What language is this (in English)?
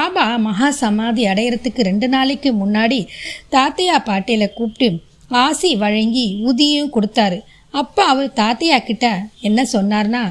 Tamil